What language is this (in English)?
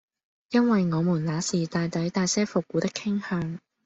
Cantonese